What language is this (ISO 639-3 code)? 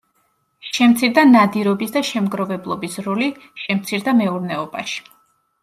kat